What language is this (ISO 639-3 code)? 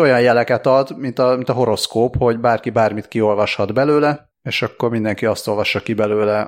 hun